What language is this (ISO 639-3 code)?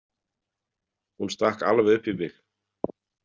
isl